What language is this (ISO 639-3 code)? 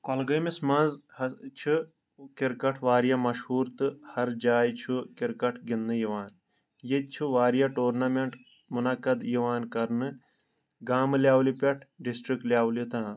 kas